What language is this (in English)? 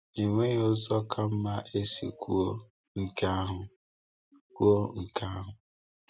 Igbo